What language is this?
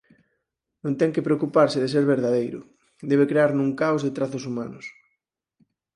Galician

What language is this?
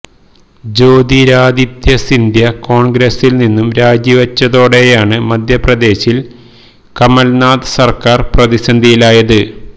Malayalam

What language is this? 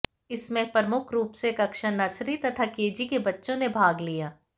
Hindi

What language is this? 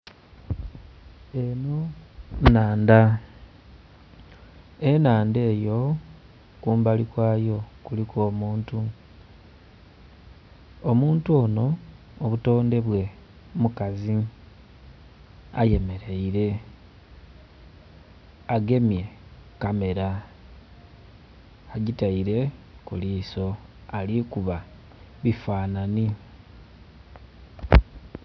Soga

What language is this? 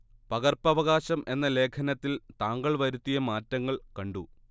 Malayalam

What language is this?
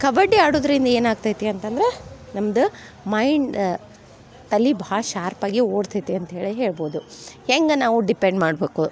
Kannada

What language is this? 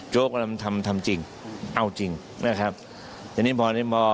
Thai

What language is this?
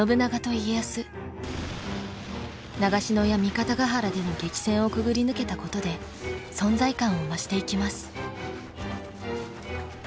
Japanese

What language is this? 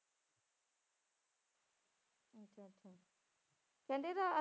Punjabi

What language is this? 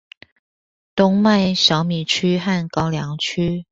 Chinese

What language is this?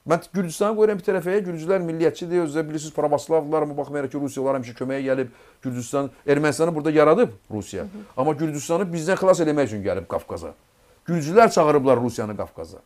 Turkish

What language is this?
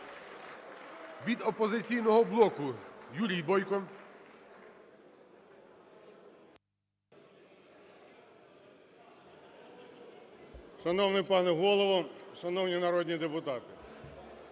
Ukrainian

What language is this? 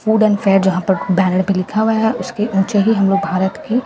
Hindi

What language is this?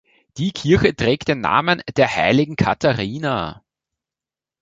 German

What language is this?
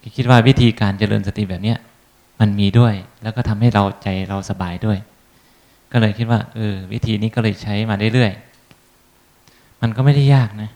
Thai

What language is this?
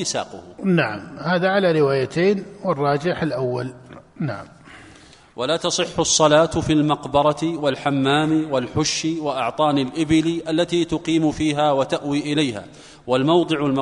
Arabic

